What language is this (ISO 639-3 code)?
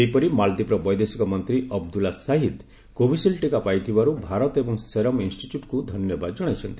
ori